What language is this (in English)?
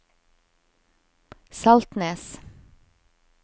Norwegian